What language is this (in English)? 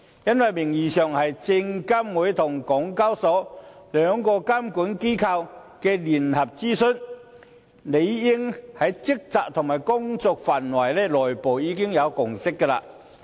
Cantonese